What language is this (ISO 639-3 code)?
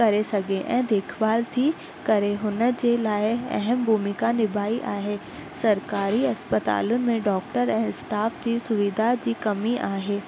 snd